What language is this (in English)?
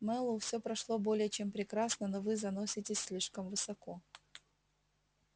Russian